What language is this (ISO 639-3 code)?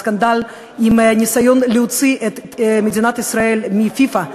heb